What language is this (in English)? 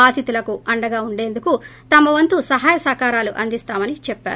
Telugu